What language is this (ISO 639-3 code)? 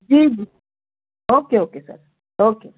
urd